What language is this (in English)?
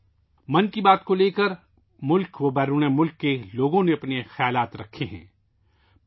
Urdu